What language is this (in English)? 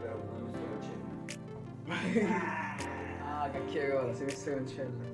Italian